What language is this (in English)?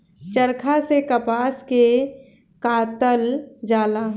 Bhojpuri